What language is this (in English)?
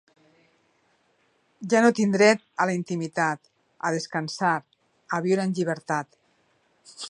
Catalan